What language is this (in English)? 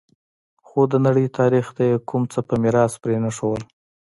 Pashto